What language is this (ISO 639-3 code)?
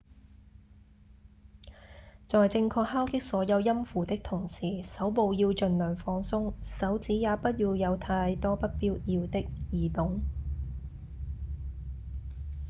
yue